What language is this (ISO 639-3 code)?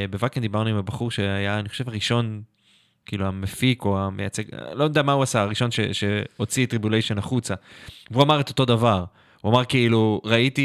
heb